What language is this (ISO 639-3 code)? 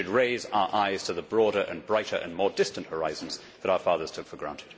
eng